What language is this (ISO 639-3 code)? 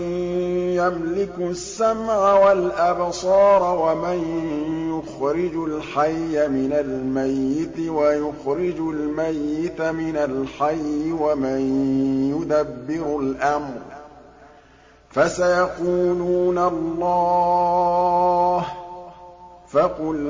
ara